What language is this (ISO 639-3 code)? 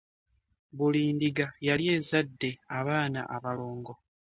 lug